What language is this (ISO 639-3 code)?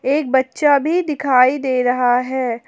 hin